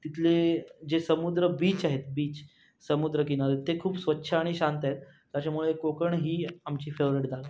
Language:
Marathi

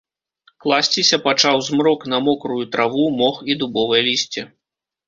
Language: Belarusian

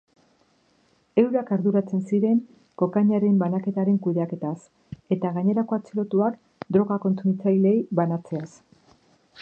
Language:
Basque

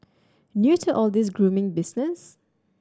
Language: English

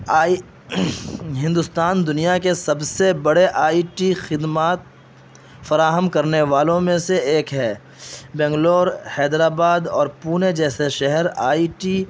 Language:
Urdu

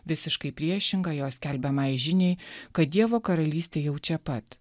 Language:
Lithuanian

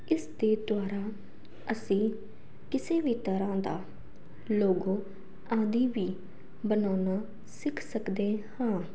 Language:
Punjabi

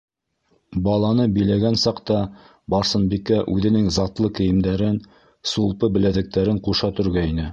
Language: Bashkir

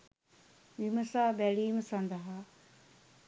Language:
Sinhala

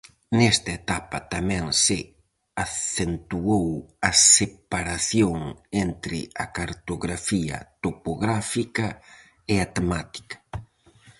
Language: Galician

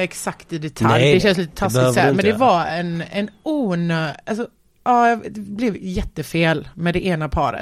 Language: Swedish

